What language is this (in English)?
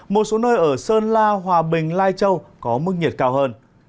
Vietnamese